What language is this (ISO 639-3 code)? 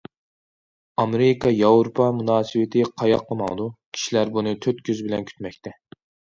uig